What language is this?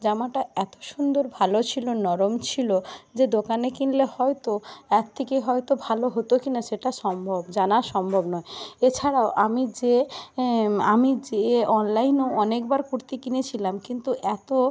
Bangla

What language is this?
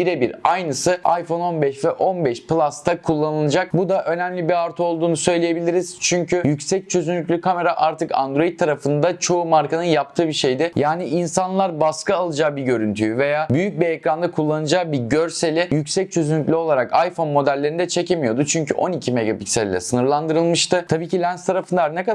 Turkish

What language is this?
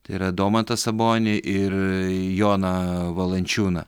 Lithuanian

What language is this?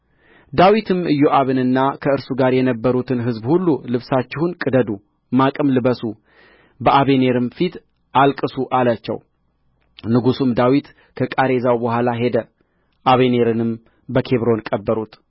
Amharic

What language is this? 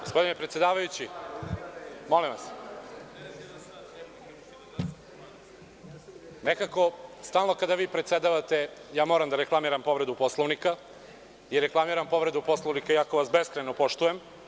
Serbian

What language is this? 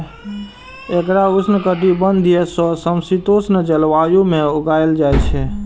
Maithili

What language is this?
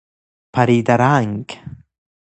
Persian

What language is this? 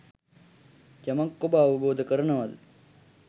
Sinhala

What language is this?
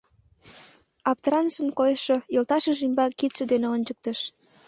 Mari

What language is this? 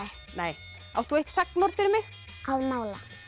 Icelandic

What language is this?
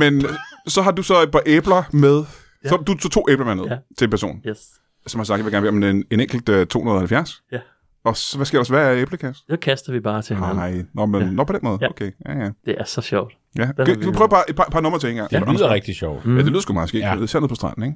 Danish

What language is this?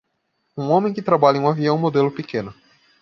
Portuguese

